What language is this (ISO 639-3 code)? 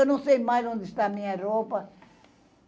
por